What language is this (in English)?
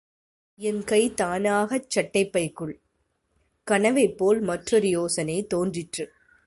Tamil